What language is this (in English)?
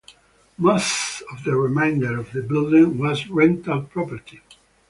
English